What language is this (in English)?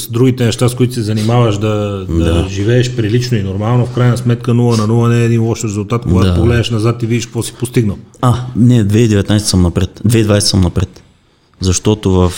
Bulgarian